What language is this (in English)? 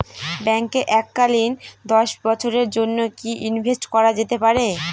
Bangla